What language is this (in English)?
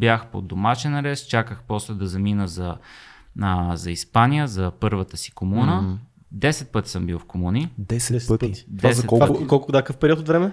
Bulgarian